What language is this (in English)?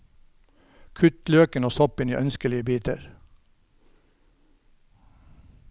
Norwegian